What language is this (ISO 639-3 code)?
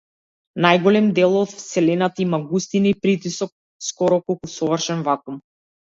mkd